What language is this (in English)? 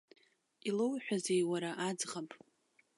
Abkhazian